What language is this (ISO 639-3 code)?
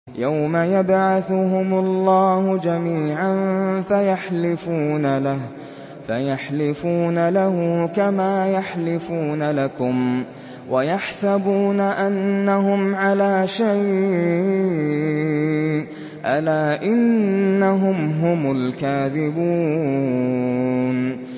ara